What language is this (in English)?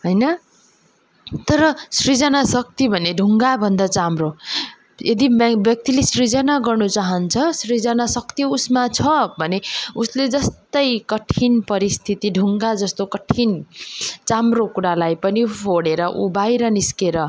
Nepali